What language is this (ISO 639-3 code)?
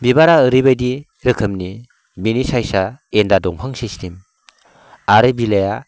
brx